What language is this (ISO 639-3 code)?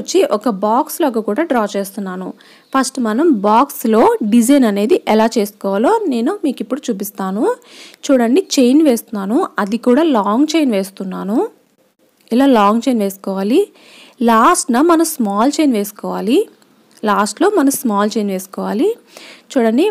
tel